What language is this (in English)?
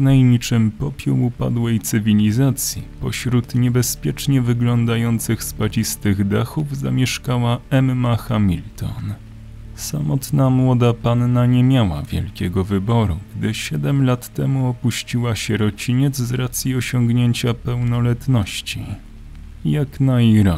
Polish